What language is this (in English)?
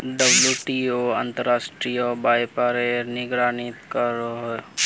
Magahi